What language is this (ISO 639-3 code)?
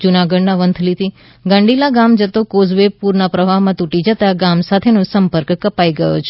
guj